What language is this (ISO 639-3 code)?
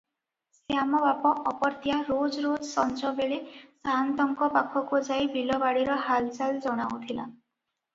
ori